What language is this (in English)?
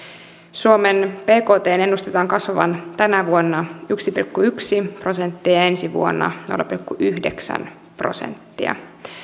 Finnish